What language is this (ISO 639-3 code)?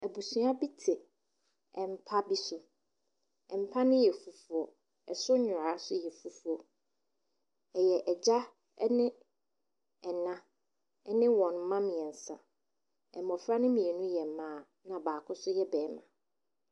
aka